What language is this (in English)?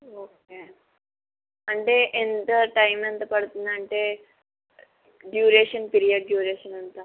Telugu